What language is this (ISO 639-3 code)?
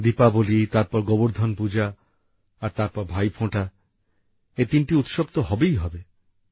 ben